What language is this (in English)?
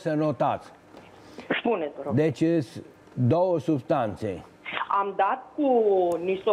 Romanian